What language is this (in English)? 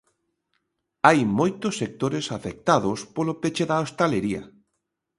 Galician